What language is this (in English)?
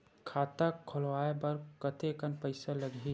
Chhattisgarhi